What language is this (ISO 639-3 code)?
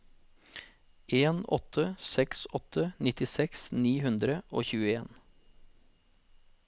nor